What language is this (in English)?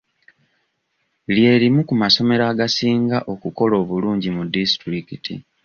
Ganda